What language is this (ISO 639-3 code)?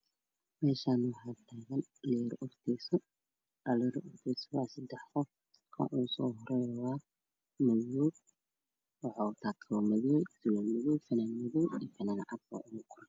som